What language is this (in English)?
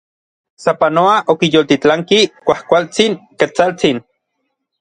Orizaba Nahuatl